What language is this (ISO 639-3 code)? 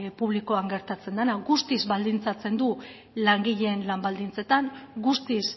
eus